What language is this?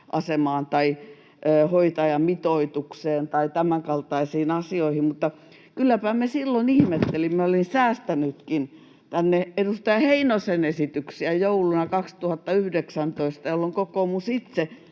Finnish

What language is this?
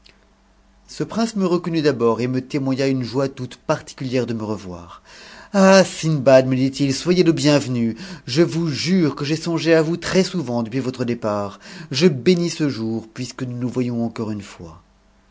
French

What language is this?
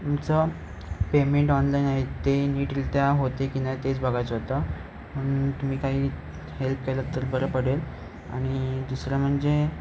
Marathi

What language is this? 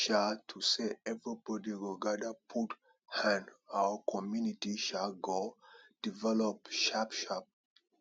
Nigerian Pidgin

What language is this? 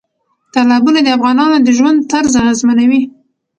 Pashto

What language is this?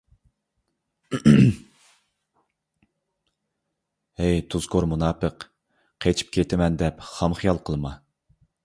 Uyghur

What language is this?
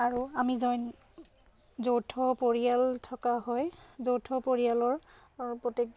Assamese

